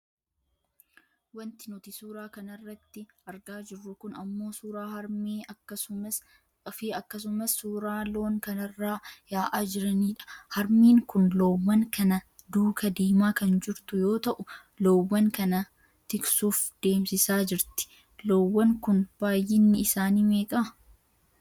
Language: Oromo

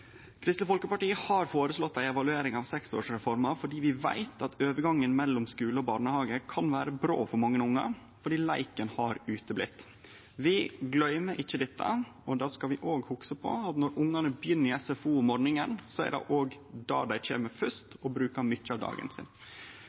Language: Norwegian Nynorsk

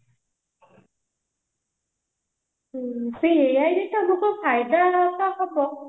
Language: Odia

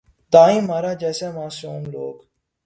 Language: Urdu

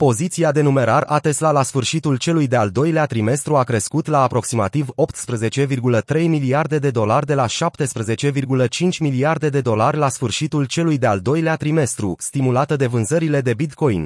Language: Romanian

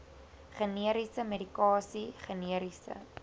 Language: Afrikaans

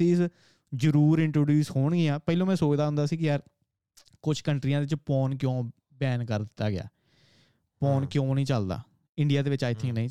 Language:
Punjabi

